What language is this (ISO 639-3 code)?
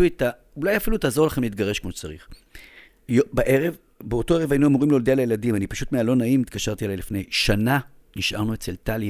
heb